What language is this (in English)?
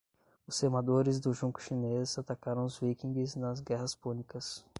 Portuguese